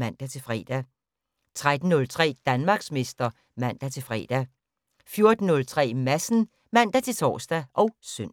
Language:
Danish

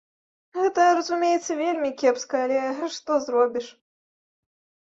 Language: Belarusian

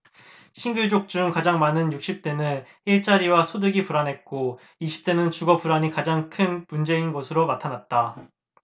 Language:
Korean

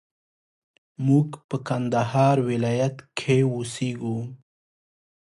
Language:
Pashto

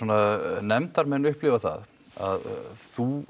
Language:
Icelandic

